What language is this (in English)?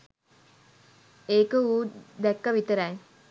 Sinhala